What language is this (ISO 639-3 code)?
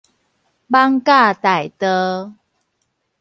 nan